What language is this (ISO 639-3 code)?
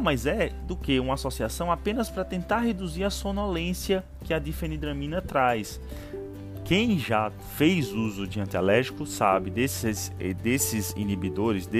por